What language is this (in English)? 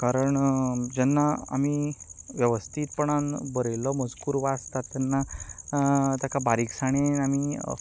Konkani